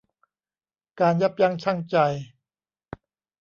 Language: Thai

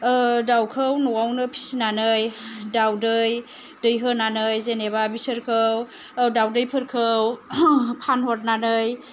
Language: Bodo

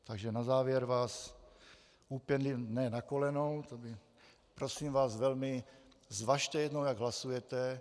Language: Czech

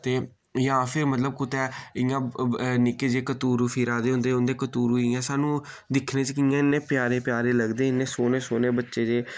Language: Dogri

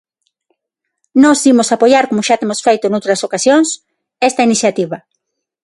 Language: Galician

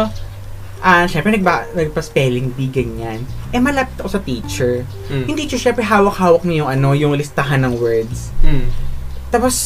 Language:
Filipino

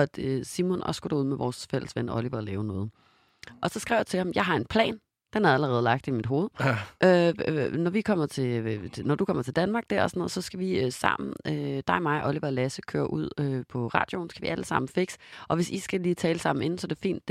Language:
Danish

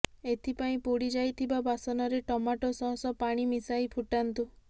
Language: Odia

